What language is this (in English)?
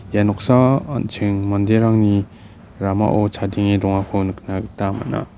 Garo